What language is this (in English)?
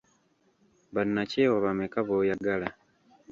Ganda